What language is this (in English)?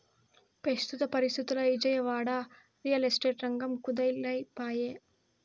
Telugu